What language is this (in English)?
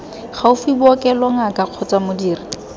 Tswana